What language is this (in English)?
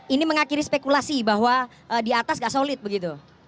Indonesian